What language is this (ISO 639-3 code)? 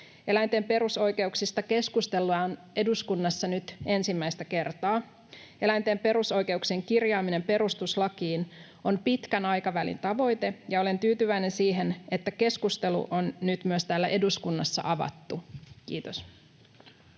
fin